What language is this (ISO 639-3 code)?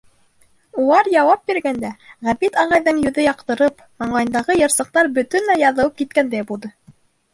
bak